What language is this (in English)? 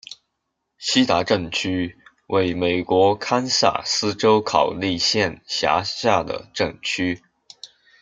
Chinese